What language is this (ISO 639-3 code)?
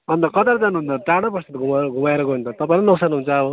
nep